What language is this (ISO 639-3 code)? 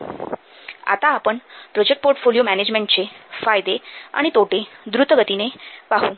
mar